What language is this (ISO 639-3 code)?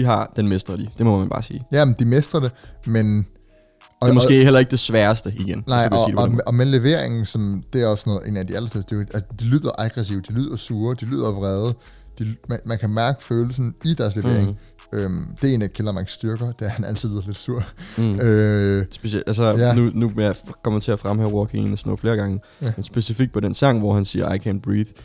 dan